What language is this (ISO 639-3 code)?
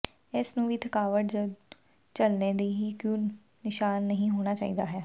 pan